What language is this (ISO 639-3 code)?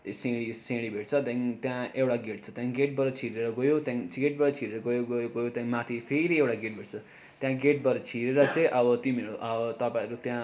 nep